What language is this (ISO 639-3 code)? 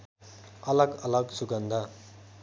nep